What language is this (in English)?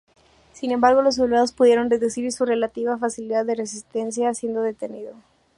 Spanish